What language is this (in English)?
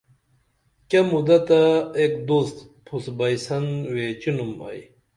Dameli